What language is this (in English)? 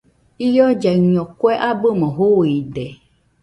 Nüpode Huitoto